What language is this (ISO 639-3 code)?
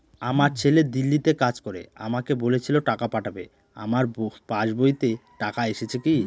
ben